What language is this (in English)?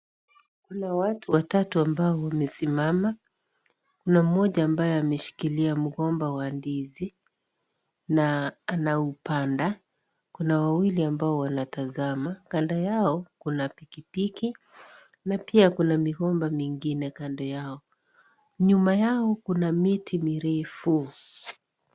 Swahili